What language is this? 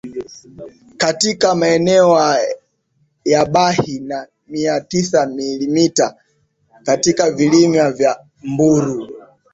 Swahili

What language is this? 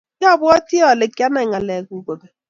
Kalenjin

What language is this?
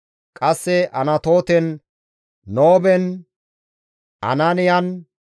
Gamo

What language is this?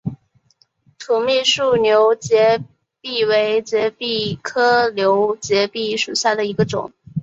Chinese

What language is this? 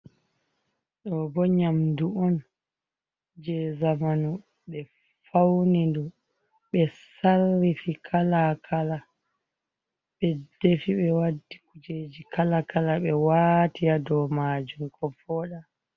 Fula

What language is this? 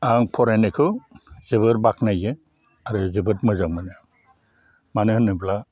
Bodo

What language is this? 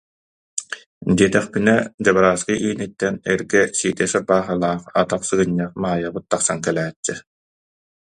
Yakut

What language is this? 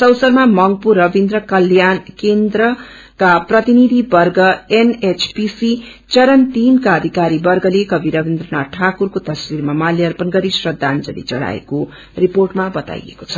Nepali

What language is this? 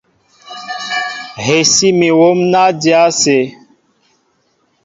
Mbo (Cameroon)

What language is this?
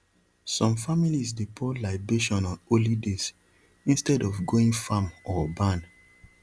Nigerian Pidgin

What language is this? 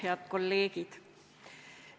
Estonian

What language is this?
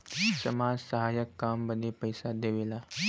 Bhojpuri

